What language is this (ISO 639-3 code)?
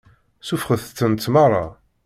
kab